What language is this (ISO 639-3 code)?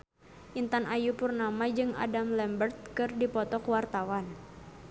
sun